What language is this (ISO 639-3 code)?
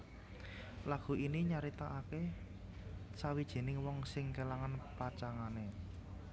jav